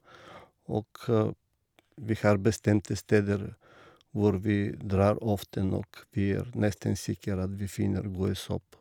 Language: Norwegian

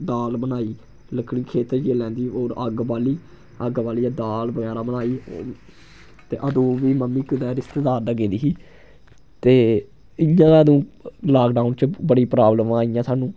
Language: Dogri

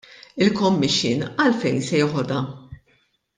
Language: Maltese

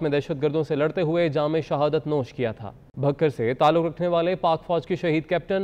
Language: Hindi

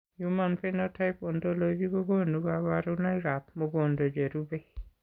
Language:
Kalenjin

